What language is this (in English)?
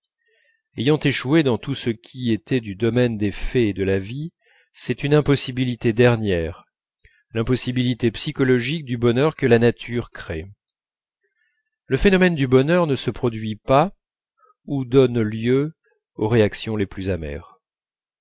French